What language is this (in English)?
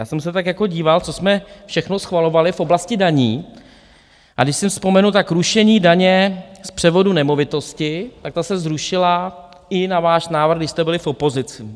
Czech